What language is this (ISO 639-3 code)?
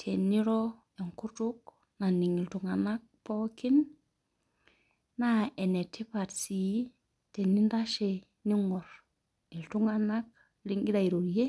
mas